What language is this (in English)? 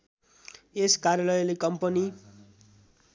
Nepali